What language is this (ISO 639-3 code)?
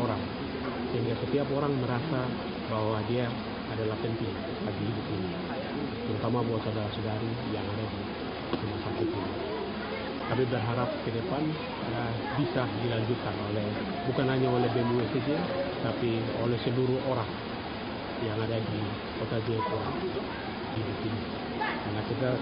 ind